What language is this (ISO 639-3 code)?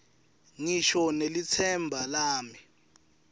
ssw